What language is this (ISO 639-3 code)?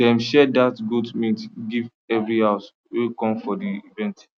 pcm